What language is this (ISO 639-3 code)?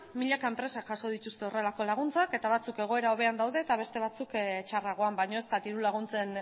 eus